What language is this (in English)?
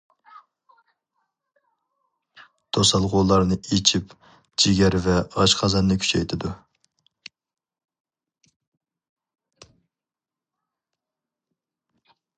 Uyghur